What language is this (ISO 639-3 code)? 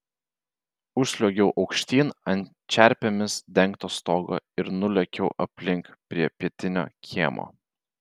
lit